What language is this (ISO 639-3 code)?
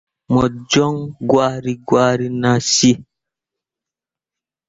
mua